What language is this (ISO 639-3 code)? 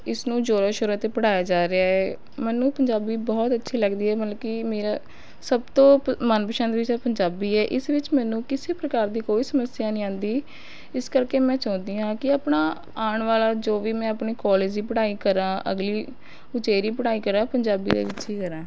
pan